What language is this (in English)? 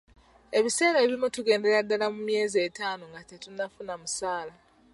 Ganda